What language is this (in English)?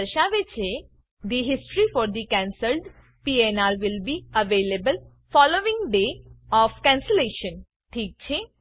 Gujarati